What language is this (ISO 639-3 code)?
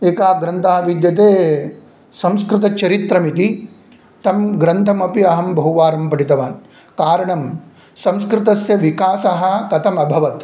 san